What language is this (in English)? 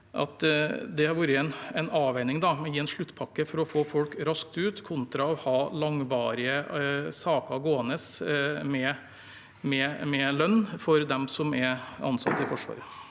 Norwegian